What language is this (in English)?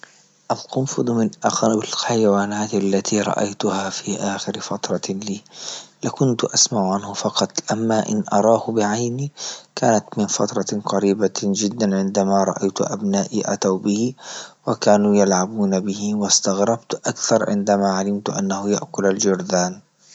Libyan Arabic